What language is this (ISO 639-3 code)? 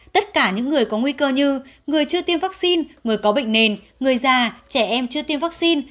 vie